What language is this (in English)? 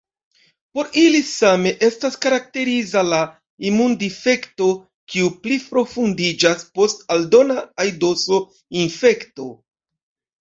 Esperanto